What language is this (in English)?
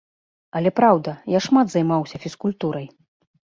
Belarusian